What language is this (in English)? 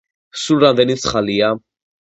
Georgian